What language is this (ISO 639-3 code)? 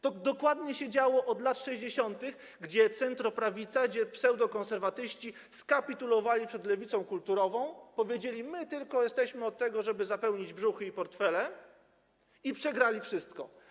pol